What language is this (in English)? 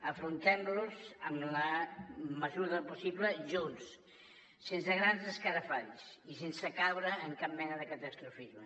Catalan